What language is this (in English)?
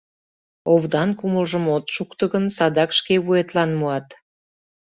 Mari